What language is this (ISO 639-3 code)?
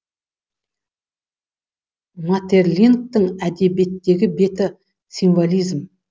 kaz